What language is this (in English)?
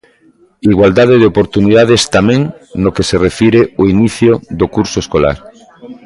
Galician